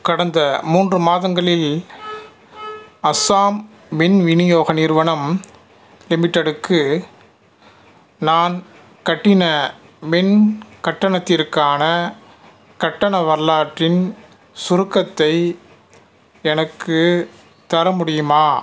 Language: Tamil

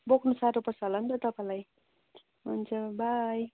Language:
Nepali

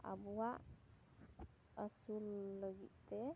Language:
Santali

